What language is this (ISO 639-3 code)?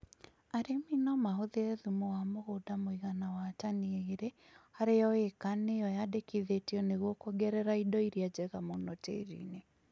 kik